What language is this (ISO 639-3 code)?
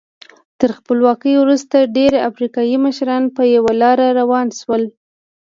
pus